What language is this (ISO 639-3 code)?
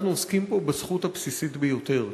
heb